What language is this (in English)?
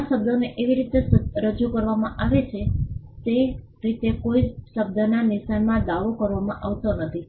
Gujarati